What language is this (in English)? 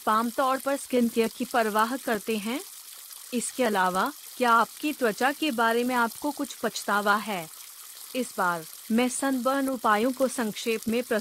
Hindi